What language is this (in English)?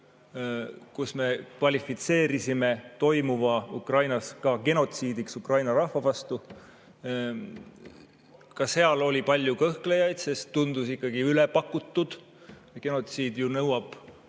Estonian